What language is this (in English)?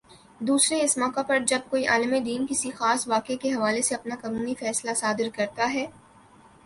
Urdu